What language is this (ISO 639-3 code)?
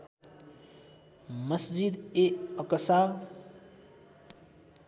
nep